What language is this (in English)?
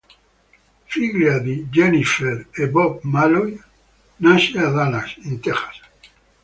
Italian